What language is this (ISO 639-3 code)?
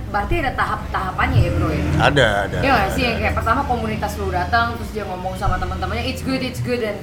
ind